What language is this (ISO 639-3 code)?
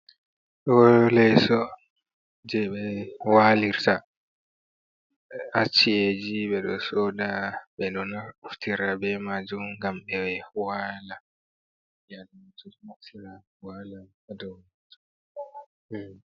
ful